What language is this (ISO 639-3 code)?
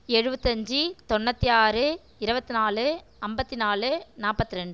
tam